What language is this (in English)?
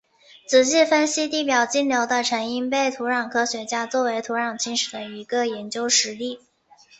Chinese